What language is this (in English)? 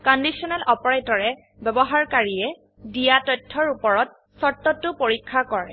Assamese